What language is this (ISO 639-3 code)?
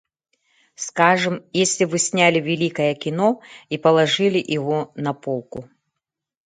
sah